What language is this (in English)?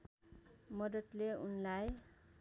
Nepali